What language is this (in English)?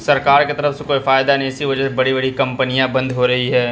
Urdu